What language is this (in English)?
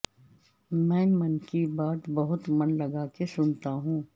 Urdu